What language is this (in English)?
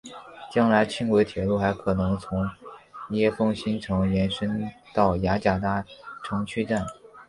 Chinese